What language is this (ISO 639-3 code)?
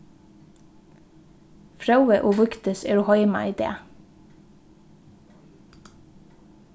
fao